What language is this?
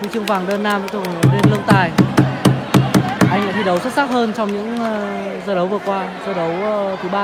Vietnamese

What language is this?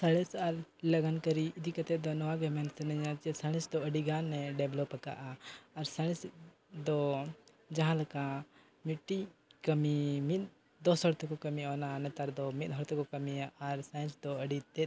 Santali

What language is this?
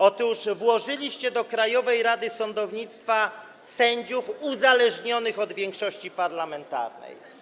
Polish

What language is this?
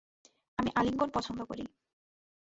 Bangla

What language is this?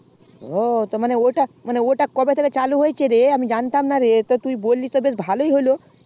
Bangla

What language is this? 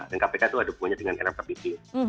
Indonesian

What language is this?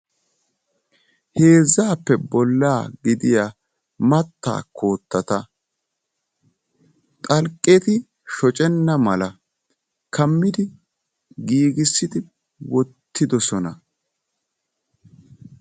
Wolaytta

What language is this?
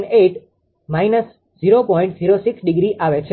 Gujarati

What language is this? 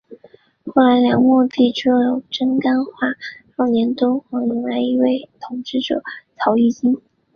Chinese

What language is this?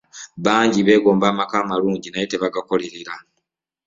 Ganda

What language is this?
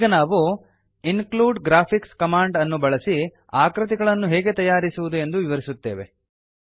Kannada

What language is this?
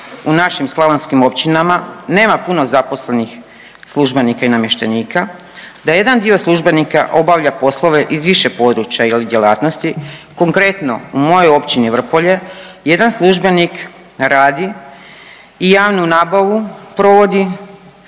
Croatian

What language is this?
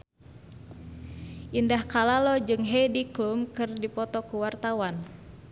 Sundanese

